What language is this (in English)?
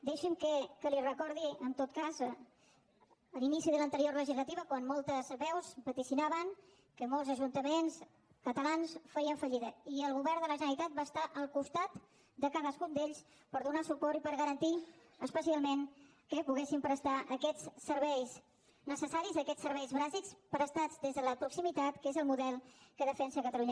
Catalan